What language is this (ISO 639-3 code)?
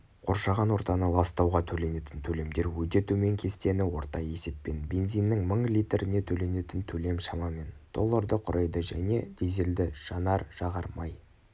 kaz